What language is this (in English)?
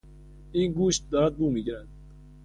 Persian